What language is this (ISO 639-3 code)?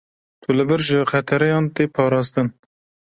kur